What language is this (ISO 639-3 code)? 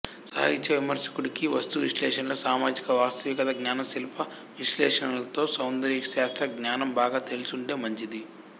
tel